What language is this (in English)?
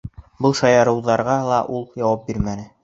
Bashkir